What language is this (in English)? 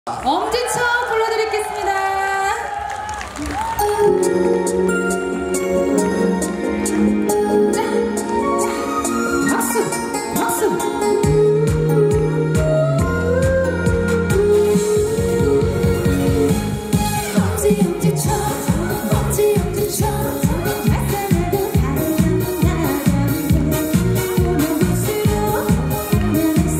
Korean